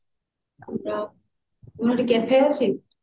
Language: Odia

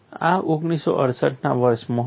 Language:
Gujarati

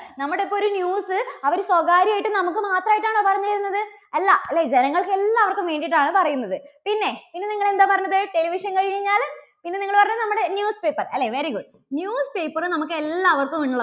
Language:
Malayalam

